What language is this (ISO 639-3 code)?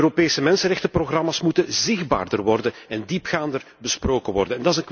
nld